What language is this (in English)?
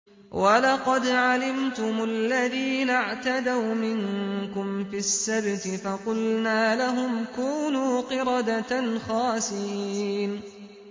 Arabic